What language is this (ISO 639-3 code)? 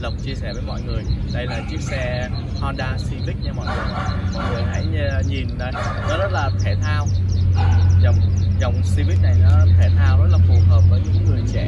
vie